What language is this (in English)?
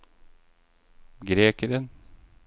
Norwegian